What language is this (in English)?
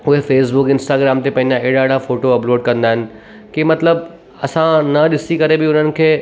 Sindhi